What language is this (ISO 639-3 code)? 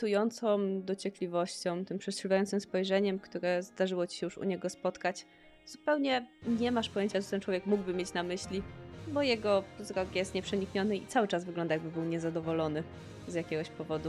pol